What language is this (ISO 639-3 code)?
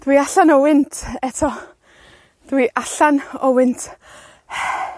cym